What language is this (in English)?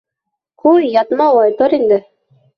Bashkir